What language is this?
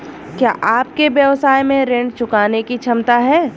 Hindi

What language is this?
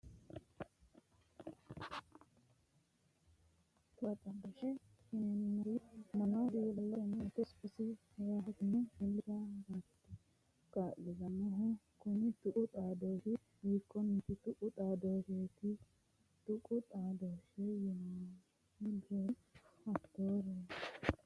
Sidamo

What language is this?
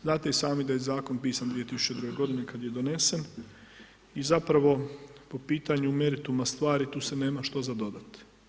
Croatian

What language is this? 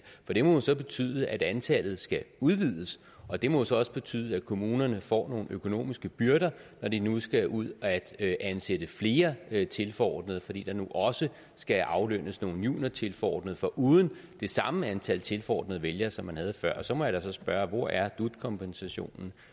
Danish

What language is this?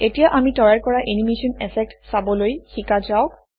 Assamese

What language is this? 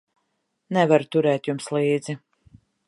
Latvian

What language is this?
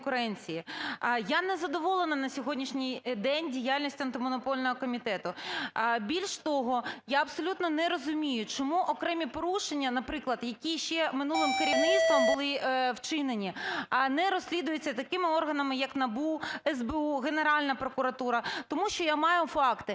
Ukrainian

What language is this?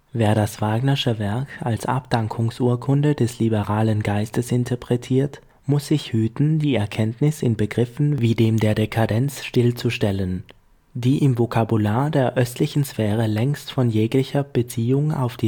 German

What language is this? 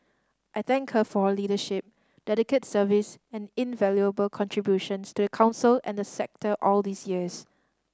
English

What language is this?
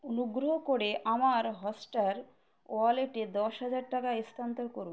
Bangla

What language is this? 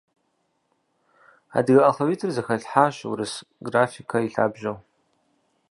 Kabardian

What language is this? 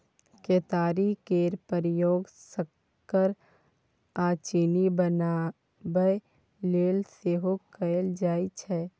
Maithili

